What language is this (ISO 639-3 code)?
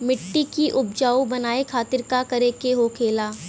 bho